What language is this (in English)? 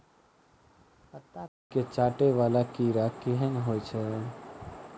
Maithili